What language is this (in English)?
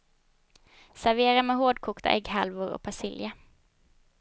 Swedish